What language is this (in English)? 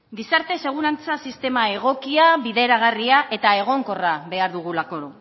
Basque